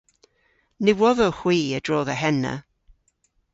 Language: Cornish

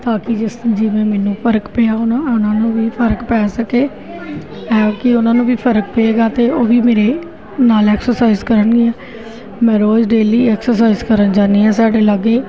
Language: Punjabi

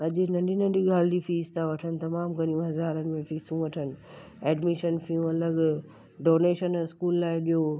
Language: Sindhi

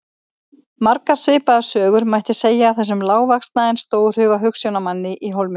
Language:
Icelandic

